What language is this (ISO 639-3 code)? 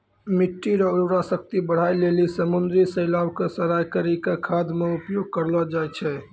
mai